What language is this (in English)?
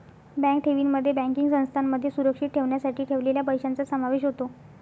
Marathi